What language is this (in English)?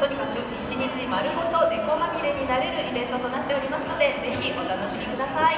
Japanese